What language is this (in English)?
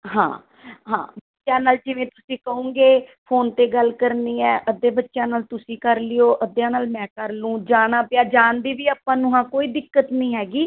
Punjabi